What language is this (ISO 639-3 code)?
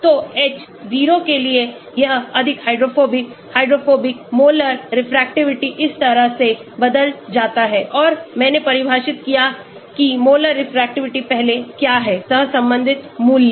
hin